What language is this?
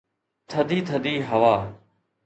Sindhi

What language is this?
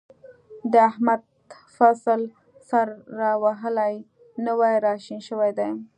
Pashto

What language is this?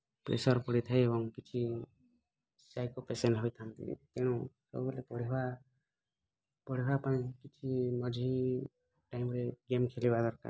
Odia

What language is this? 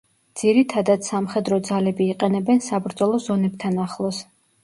Georgian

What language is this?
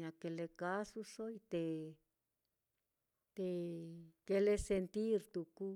Mitlatongo Mixtec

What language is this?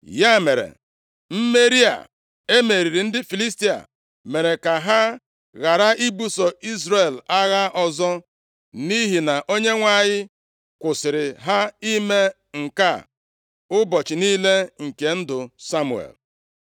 Igbo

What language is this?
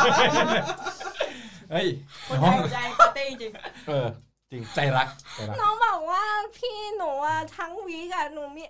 Thai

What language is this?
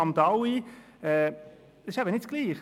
Swiss German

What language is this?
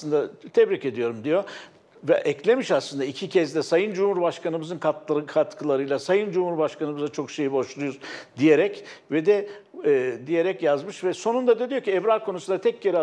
Turkish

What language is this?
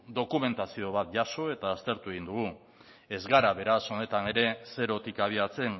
Basque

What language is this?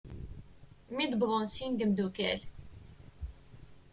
Kabyle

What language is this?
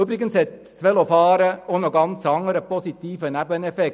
Swiss German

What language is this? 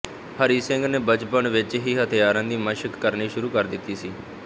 Punjabi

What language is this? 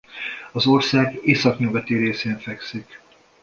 Hungarian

